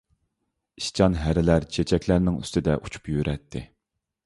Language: Uyghur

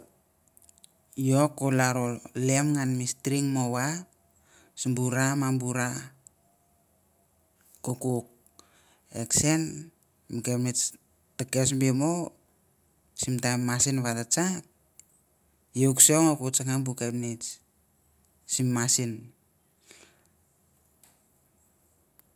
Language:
Mandara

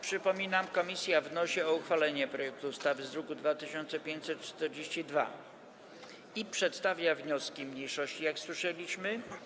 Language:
Polish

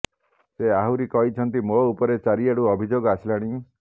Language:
Odia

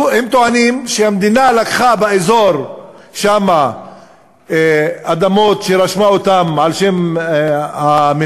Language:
Hebrew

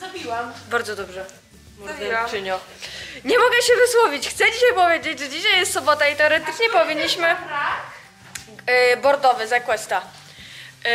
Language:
Polish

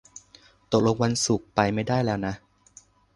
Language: Thai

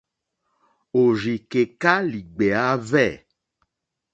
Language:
Mokpwe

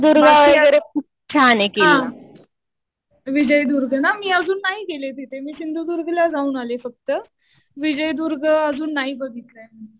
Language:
Marathi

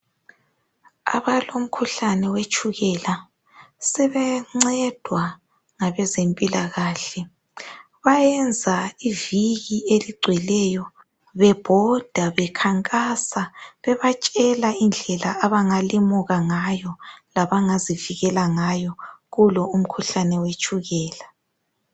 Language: North Ndebele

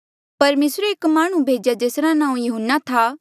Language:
Mandeali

